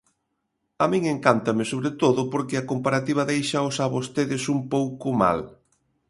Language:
Galician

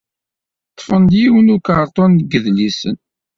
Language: Kabyle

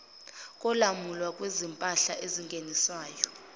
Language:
Zulu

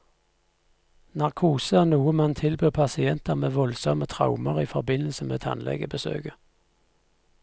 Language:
Norwegian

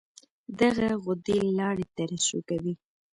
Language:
Pashto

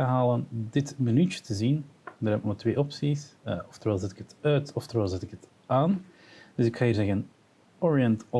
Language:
Dutch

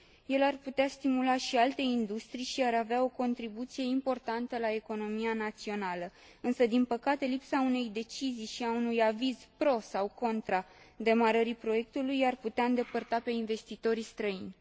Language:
Romanian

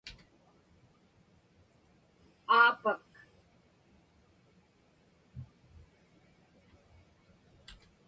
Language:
Inupiaq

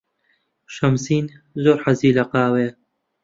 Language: Central Kurdish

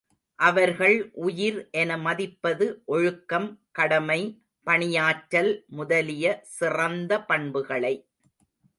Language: Tamil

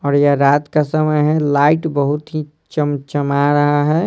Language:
Hindi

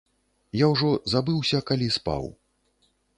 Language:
Belarusian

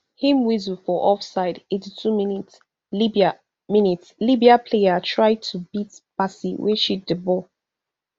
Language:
Nigerian Pidgin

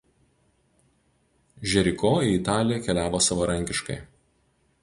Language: Lithuanian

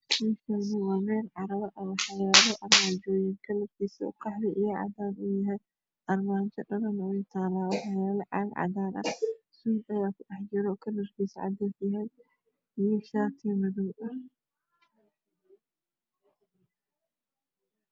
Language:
Somali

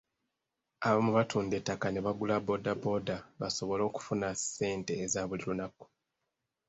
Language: Ganda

